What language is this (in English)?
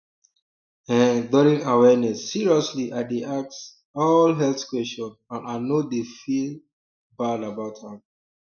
Nigerian Pidgin